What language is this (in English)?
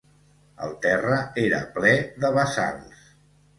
Catalan